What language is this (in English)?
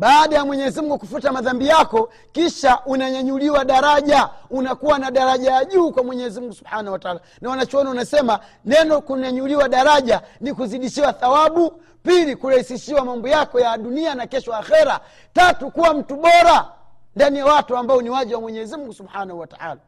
Swahili